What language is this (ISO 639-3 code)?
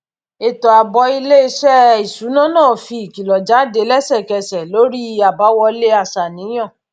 yor